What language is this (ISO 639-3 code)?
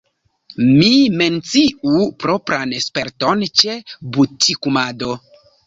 epo